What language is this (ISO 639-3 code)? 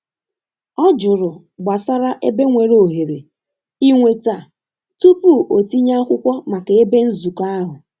ibo